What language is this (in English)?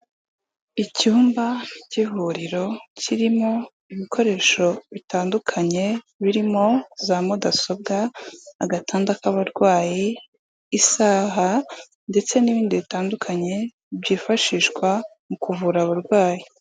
Kinyarwanda